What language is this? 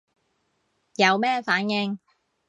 Cantonese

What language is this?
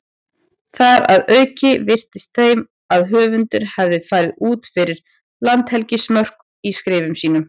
Icelandic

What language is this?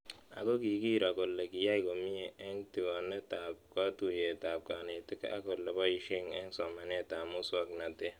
Kalenjin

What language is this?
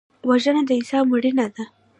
Pashto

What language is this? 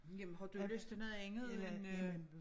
Danish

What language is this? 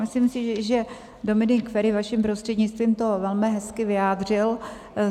Czech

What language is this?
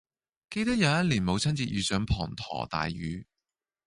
Cantonese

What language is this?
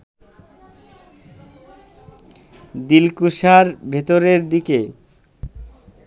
Bangla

